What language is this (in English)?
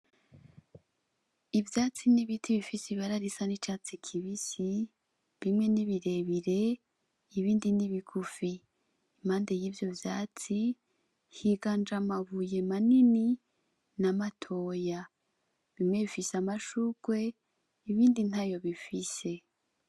Rundi